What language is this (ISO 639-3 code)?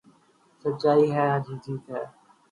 urd